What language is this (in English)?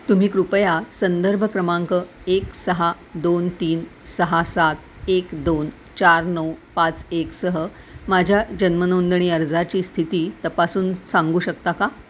Marathi